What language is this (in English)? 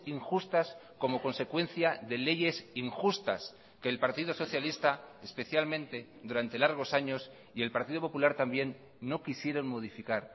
Spanish